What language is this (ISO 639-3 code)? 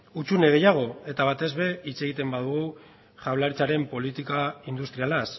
eus